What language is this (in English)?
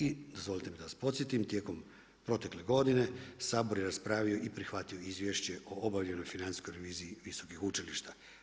Croatian